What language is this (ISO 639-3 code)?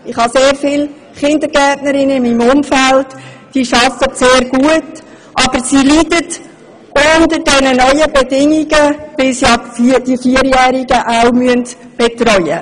gsw